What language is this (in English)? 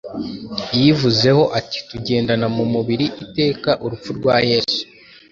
Kinyarwanda